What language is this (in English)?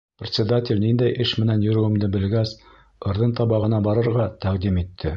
Bashkir